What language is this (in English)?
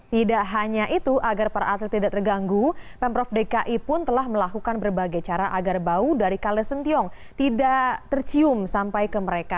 Indonesian